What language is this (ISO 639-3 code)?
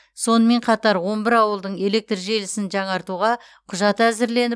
kaz